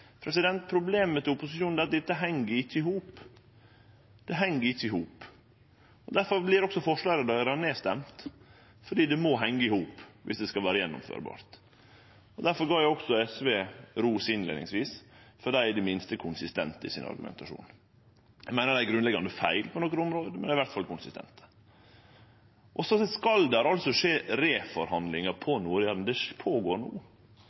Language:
Norwegian Nynorsk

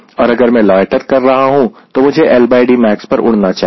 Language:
Hindi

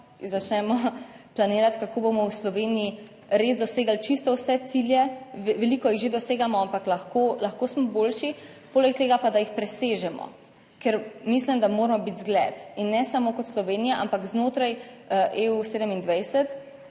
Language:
Slovenian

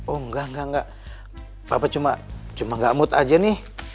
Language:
Indonesian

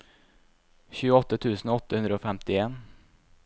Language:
Norwegian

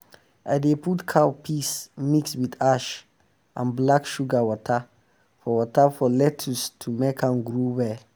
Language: Nigerian Pidgin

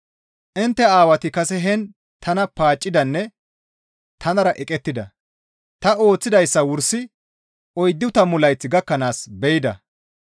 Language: Gamo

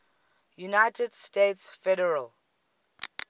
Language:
English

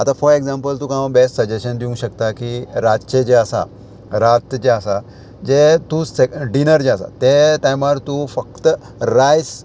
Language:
Konkani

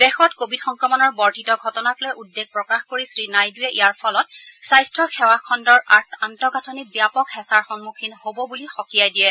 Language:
Assamese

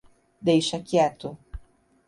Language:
Portuguese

